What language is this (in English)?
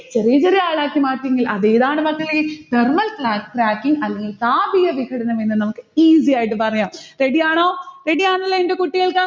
Malayalam